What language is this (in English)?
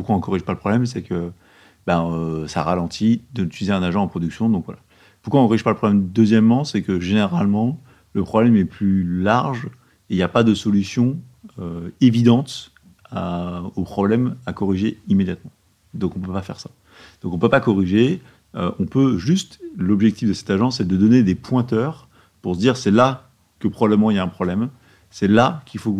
French